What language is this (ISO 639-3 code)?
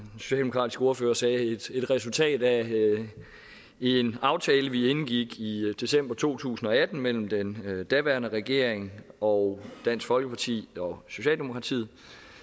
dan